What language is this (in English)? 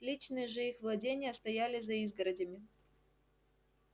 Russian